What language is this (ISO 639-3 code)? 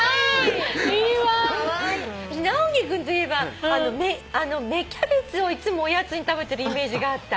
jpn